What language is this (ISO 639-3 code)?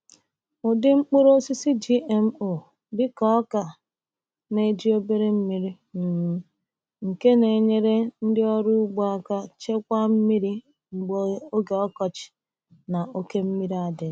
ibo